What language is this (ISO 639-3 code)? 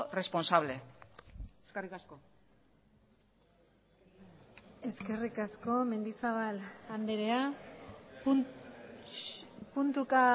eus